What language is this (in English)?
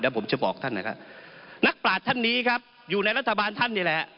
Thai